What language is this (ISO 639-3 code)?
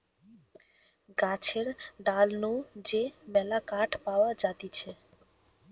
ben